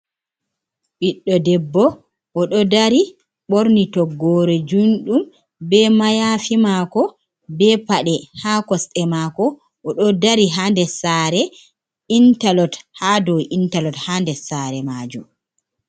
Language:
Fula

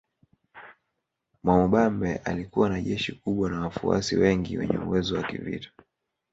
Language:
Swahili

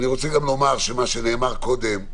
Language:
Hebrew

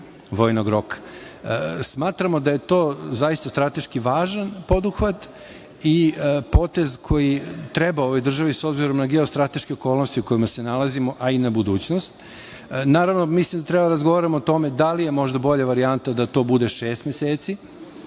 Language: Serbian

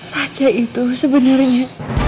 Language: Indonesian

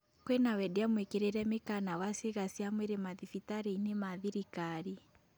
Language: Kikuyu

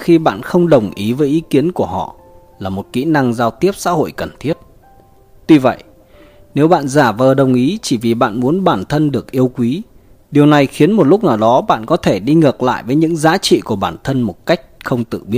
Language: Vietnamese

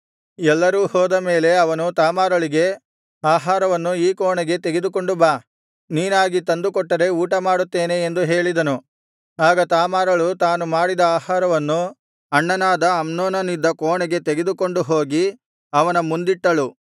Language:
Kannada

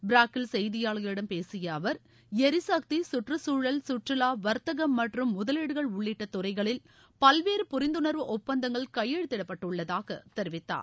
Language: Tamil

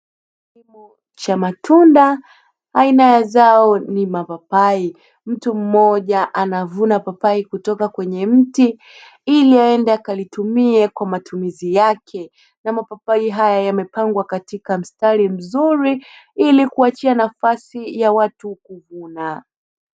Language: Swahili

